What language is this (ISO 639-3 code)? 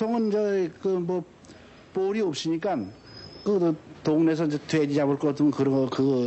kor